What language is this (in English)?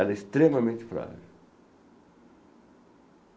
Portuguese